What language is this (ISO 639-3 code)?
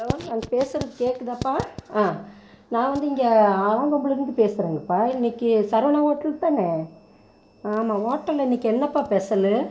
tam